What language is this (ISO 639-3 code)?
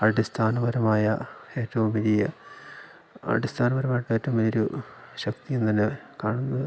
mal